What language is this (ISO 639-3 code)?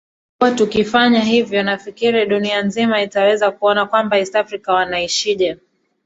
swa